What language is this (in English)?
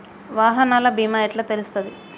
Telugu